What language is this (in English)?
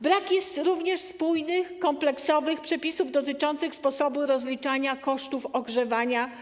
Polish